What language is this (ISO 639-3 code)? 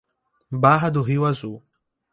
por